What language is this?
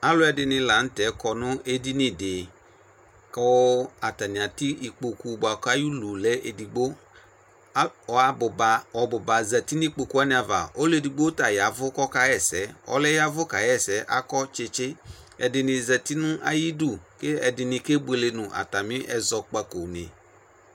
Ikposo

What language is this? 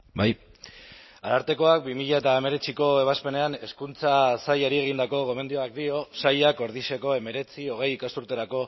Basque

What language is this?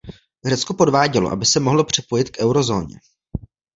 Czech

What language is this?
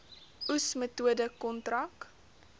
Afrikaans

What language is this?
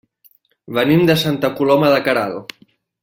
Catalan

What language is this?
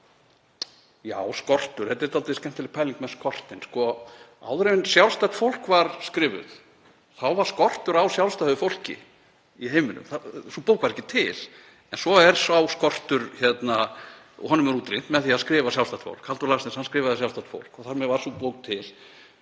Icelandic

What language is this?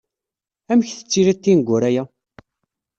Kabyle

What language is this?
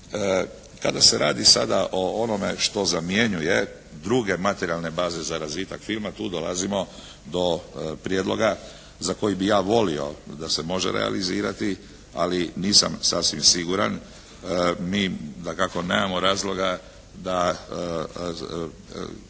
Croatian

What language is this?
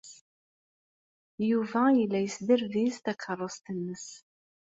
Kabyle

